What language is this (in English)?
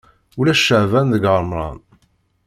Kabyle